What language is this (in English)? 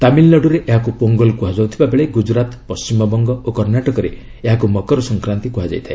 Odia